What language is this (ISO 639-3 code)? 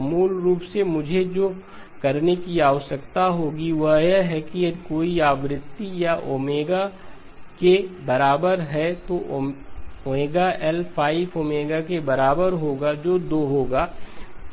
hin